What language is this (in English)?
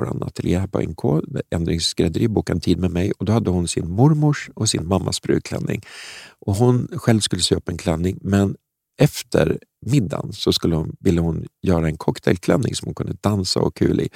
Swedish